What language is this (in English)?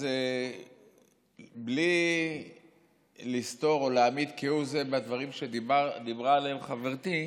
Hebrew